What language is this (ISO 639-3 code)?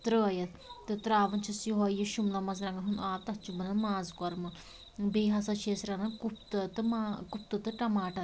kas